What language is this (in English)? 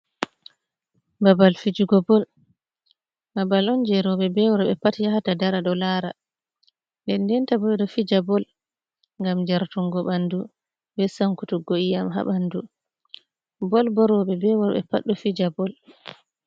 Fula